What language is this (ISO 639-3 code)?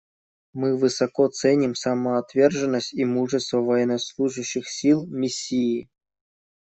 rus